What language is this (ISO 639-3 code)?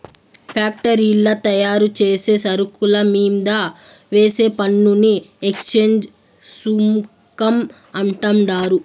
tel